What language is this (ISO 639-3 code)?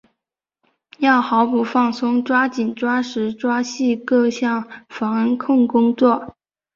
zho